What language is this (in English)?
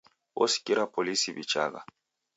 Taita